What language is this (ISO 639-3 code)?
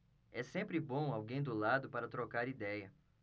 por